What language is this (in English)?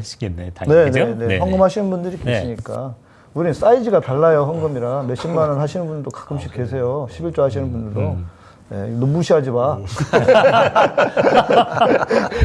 Korean